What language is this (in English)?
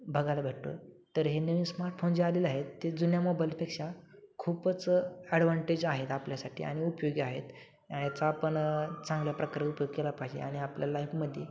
Marathi